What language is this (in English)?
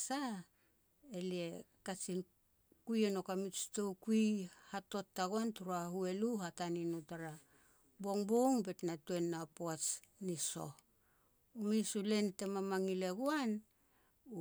Petats